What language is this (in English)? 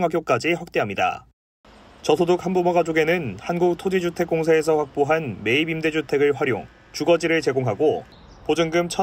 Korean